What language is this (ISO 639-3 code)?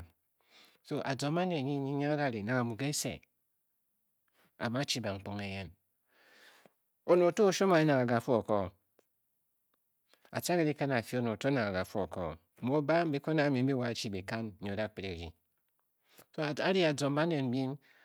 bky